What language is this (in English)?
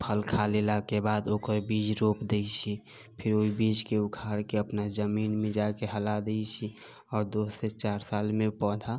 Maithili